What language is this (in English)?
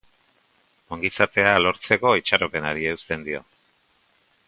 Basque